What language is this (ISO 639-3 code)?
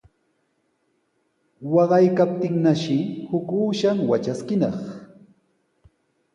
qws